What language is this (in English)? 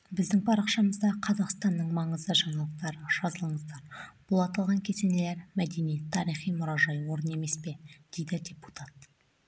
Kazakh